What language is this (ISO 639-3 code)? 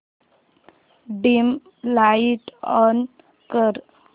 mar